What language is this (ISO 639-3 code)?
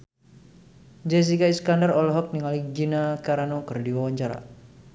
sun